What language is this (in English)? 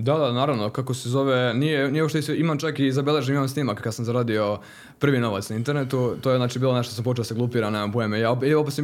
Croatian